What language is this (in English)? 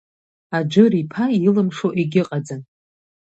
Abkhazian